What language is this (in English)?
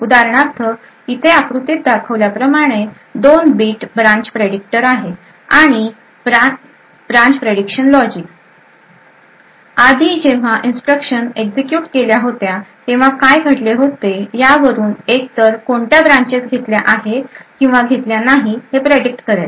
Marathi